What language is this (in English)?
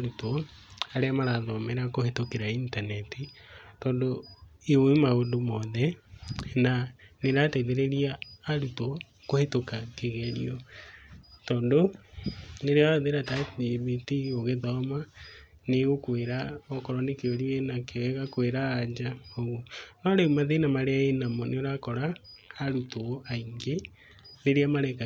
Kikuyu